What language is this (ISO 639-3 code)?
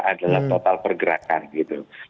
ind